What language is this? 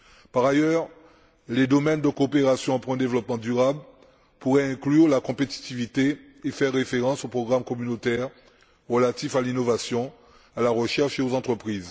French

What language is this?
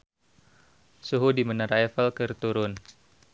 Sundanese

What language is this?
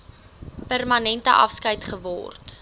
Afrikaans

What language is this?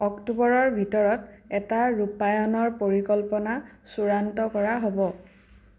Assamese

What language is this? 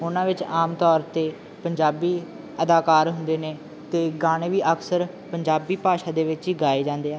Punjabi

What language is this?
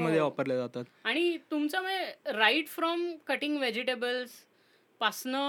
Marathi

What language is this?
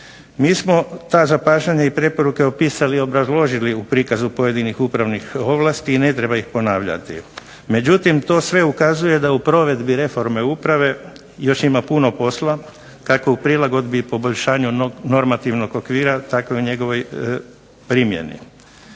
Croatian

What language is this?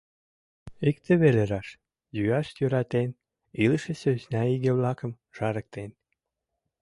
Mari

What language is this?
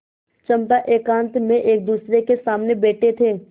Hindi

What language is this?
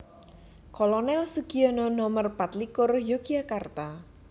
Javanese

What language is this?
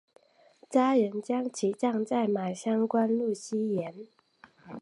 Chinese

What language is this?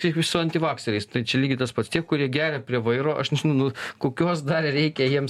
Lithuanian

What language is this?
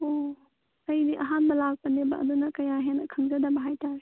Manipuri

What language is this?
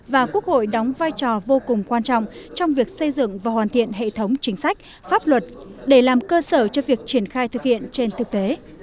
Vietnamese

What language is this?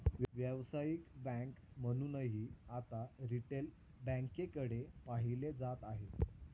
Marathi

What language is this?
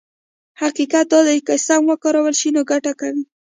Pashto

